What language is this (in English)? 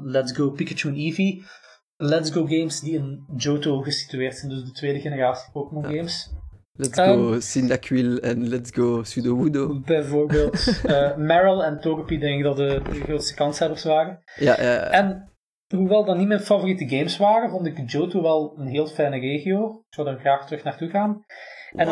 Dutch